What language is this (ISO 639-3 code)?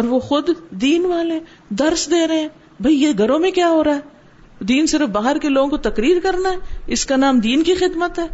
urd